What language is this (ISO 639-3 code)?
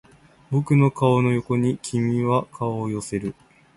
jpn